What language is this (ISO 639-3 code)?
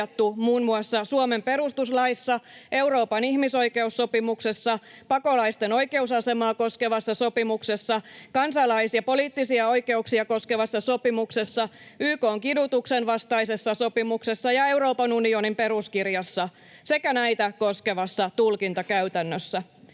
fin